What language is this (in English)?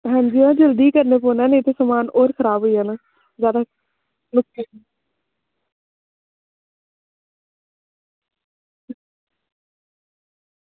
Dogri